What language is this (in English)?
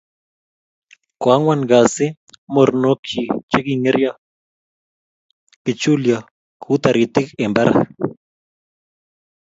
Kalenjin